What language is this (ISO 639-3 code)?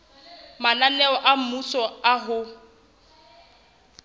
sot